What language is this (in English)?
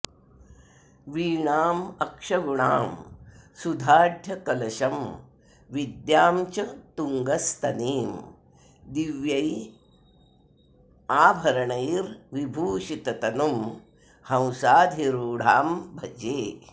Sanskrit